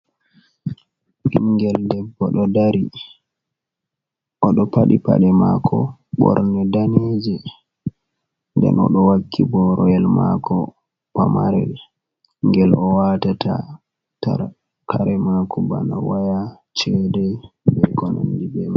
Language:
Fula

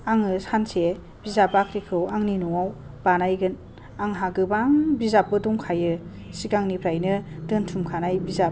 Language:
Bodo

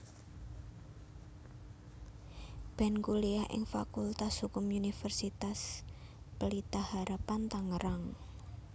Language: Javanese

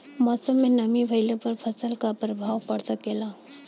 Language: Bhojpuri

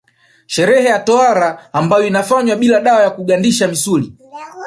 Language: Swahili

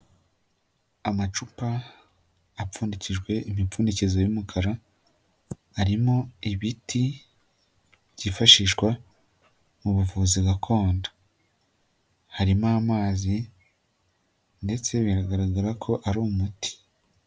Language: Kinyarwanda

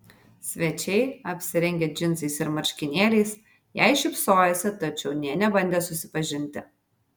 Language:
Lithuanian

